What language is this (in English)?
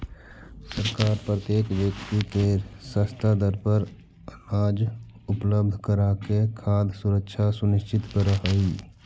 Magahi